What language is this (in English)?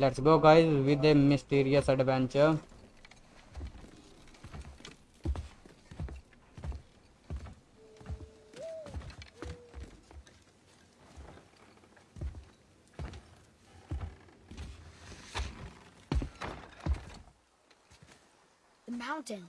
English